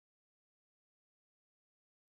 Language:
Pashto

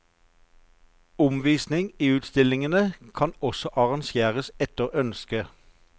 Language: Norwegian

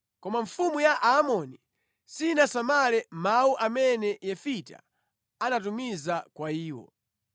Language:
Nyanja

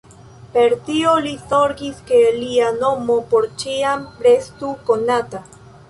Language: Esperanto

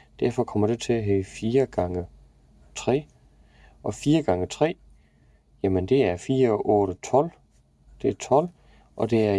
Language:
Danish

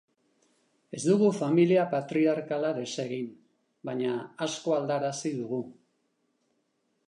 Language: Basque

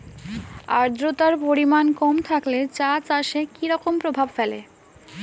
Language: Bangla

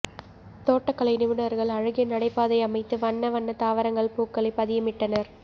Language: Tamil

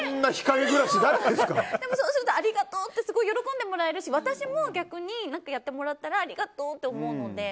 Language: Japanese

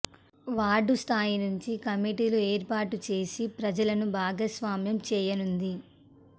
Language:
Telugu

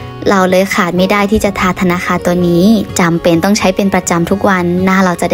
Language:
Thai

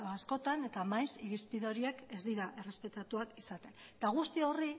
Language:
Basque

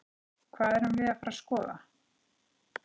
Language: Icelandic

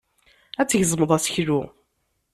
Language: Kabyle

